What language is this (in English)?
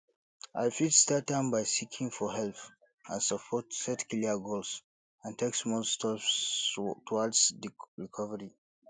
Nigerian Pidgin